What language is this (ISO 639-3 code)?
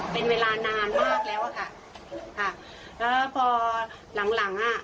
tha